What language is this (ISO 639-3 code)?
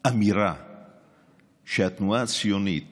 heb